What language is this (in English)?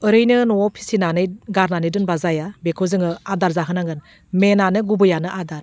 Bodo